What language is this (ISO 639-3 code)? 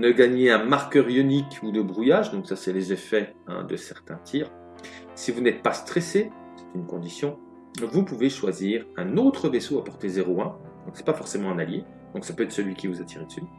fra